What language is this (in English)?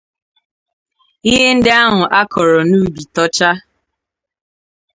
Igbo